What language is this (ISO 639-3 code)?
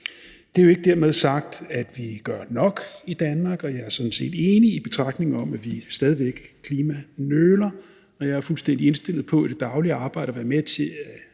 dan